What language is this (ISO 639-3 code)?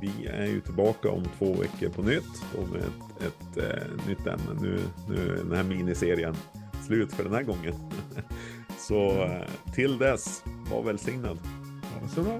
swe